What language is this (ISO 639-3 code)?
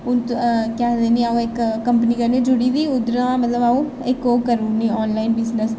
doi